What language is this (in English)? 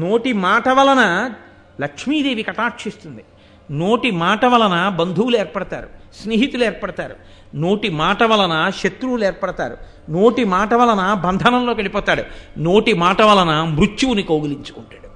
Telugu